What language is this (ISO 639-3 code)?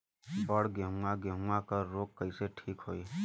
bho